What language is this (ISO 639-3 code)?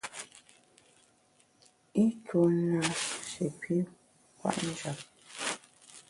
bax